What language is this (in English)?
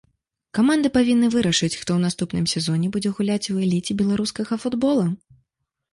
Belarusian